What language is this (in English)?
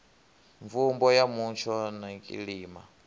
Venda